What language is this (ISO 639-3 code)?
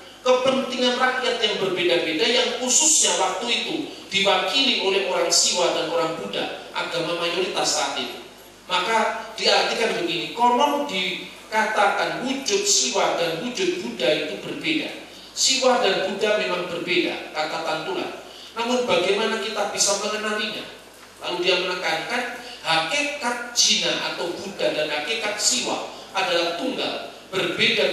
ind